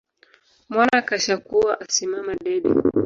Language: Swahili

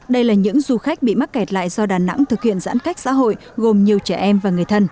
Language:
Vietnamese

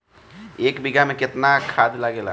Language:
Bhojpuri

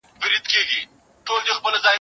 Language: Pashto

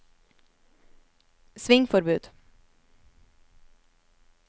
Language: Norwegian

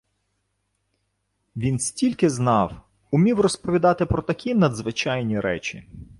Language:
Ukrainian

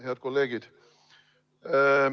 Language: Estonian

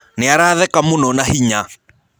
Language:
Kikuyu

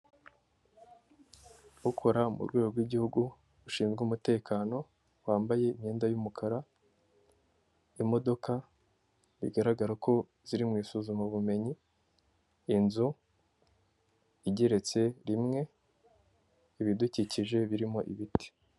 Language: Kinyarwanda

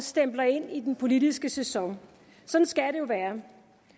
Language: Danish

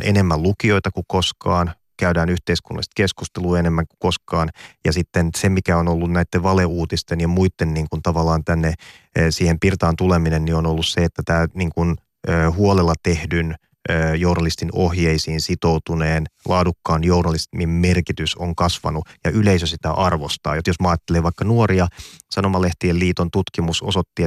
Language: Finnish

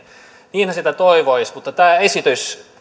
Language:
Finnish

